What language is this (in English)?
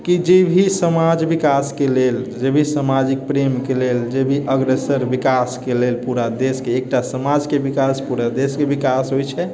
Maithili